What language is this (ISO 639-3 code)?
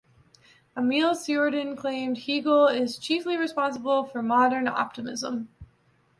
eng